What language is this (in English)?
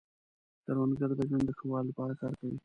Pashto